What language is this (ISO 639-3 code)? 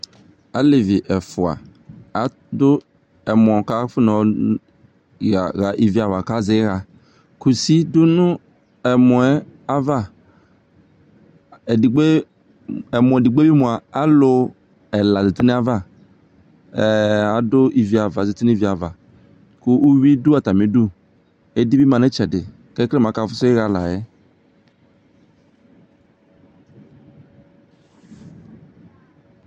kpo